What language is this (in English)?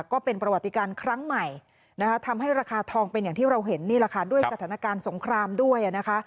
Thai